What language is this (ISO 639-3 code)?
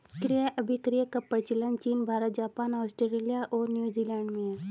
hin